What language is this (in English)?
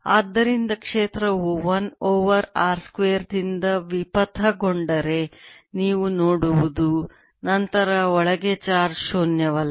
Kannada